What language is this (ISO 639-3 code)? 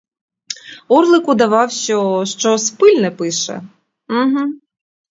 ukr